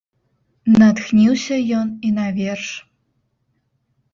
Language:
Belarusian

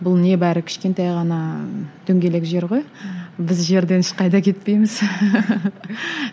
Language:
Kazakh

